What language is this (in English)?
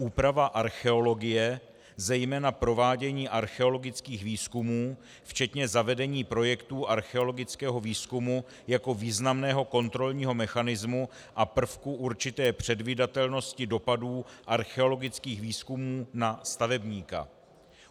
Czech